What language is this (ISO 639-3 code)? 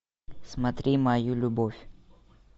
rus